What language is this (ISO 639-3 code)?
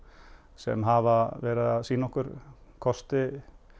isl